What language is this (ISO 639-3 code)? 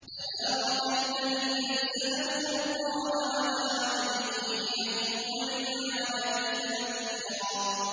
ara